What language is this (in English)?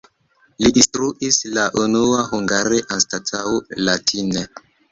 Esperanto